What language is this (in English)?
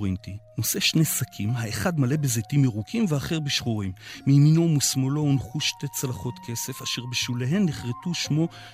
Hebrew